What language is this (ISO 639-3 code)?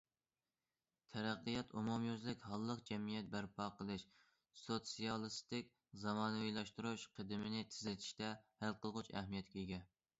uig